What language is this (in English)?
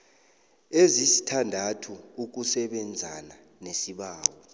South Ndebele